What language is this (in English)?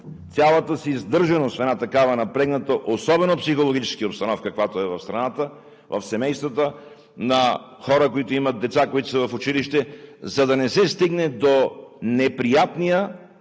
Bulgarian